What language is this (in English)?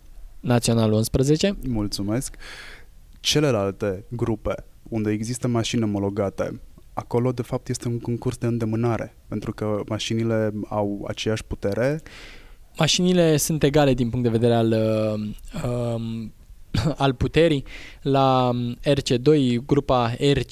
Romanian